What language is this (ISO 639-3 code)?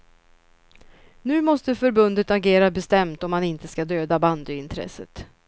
swe